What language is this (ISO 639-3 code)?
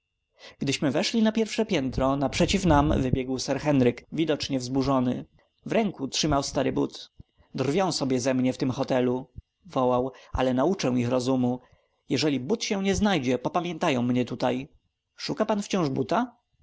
pol